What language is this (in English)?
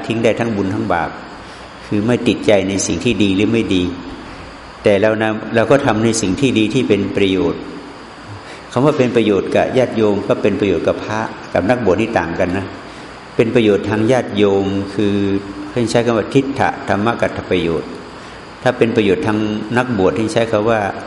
Thai